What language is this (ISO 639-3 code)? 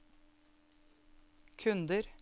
nor